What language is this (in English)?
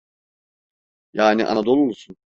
Turkish